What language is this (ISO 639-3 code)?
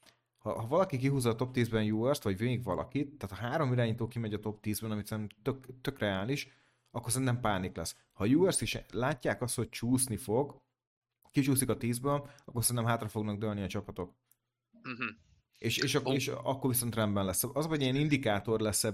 hun